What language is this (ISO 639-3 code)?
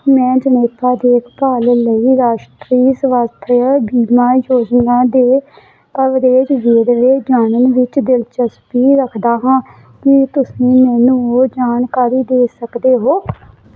pan